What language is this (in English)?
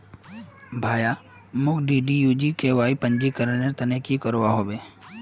Magahi